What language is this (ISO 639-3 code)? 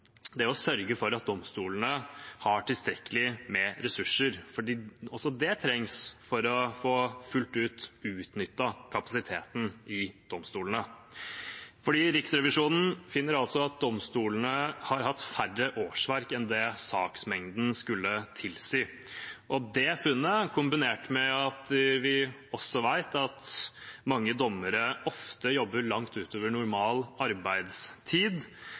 nob